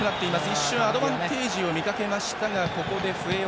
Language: Japanese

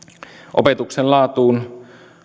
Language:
Finnish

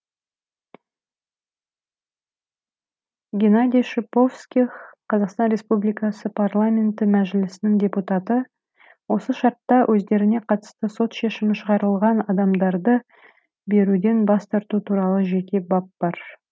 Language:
Kazakh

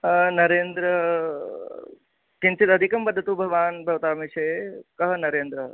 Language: Sanskrit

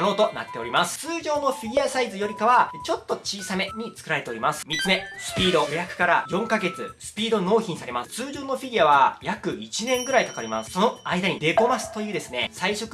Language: Japanese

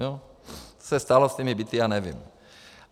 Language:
Czech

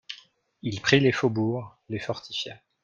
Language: French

